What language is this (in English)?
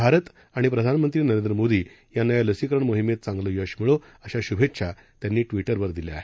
Marathi